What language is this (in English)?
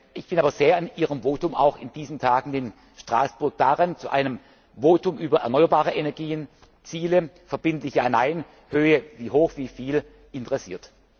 German